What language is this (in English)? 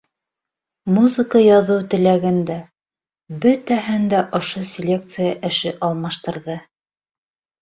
Bashkir